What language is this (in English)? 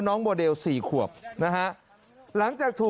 Thai